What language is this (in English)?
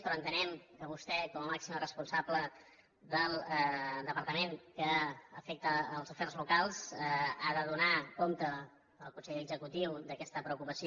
Catalan